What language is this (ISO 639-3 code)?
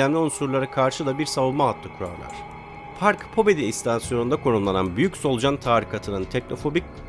tur